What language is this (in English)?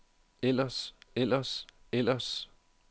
Danish